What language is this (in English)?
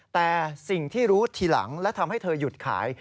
Thai